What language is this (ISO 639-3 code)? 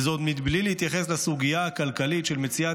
heb